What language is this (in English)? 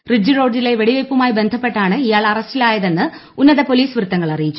Malayalam